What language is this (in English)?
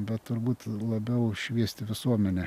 Lithuanian